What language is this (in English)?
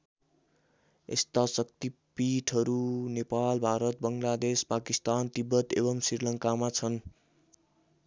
Nepali